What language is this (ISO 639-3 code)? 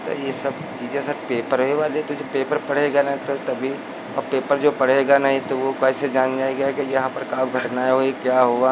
hin